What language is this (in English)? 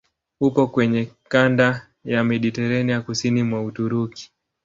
Swahili